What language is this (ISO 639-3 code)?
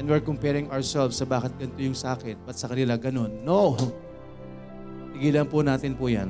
fil